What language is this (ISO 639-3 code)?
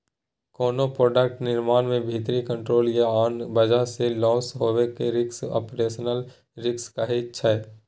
mai